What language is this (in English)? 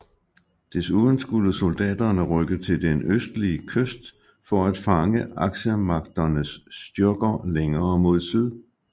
Danish